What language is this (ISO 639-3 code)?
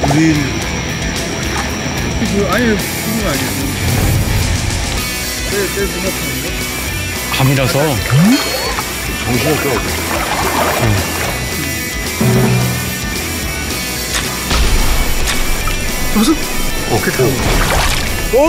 kor